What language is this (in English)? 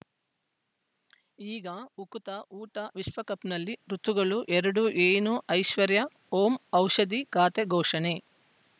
Kannada